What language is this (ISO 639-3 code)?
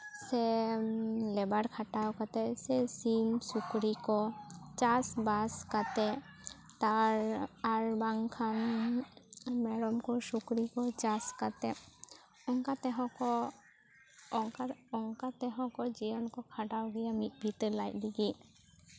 sat